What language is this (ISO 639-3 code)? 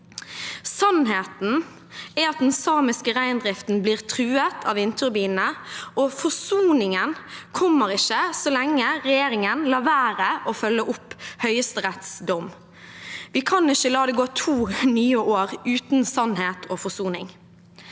nor